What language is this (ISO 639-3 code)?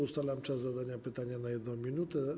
pol